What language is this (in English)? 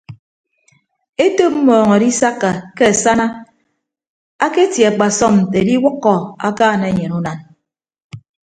Ibibio